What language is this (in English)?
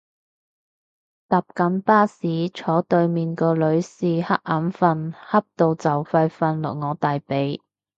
Cantonese